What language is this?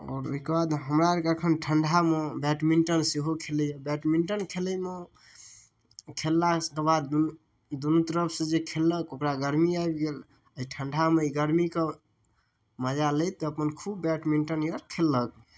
Maithili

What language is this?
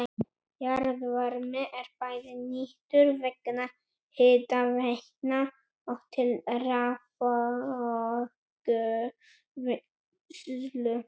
Icelandic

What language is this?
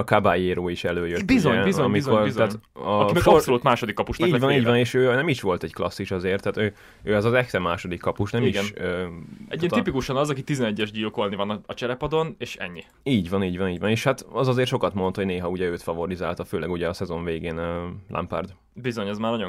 Hungarian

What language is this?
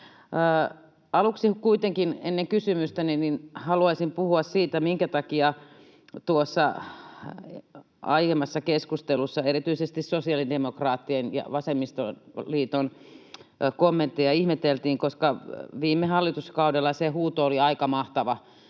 Finnish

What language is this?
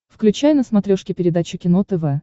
Russian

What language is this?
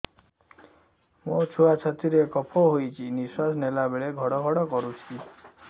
Odia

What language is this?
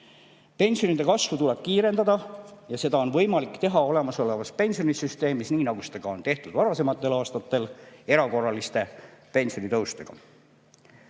Estonian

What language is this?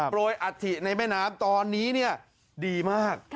Thai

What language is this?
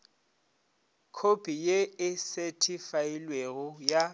Northern Sotho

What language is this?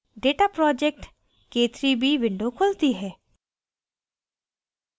Hindi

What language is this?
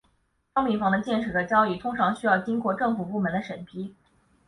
Chinese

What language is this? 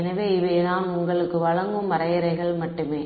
Tamil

